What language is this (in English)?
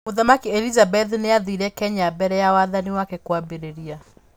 Kikuyu